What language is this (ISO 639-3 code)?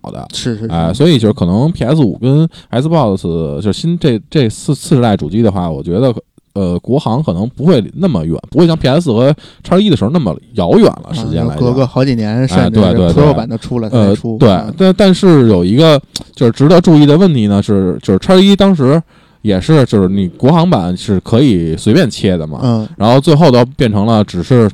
zho